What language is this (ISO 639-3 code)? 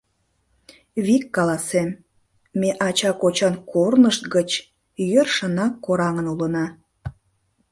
chm